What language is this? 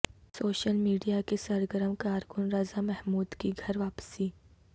Urdu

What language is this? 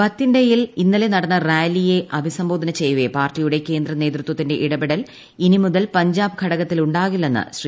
Malayalam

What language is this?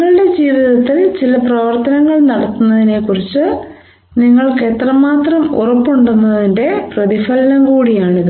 Malayalam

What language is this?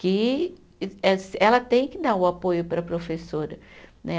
Portuguese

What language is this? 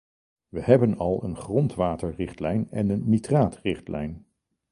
Dutch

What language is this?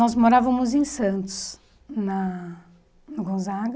Portuguese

